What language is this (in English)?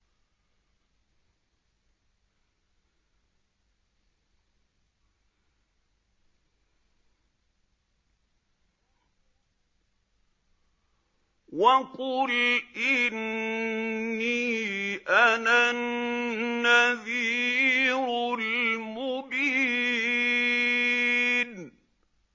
Arabic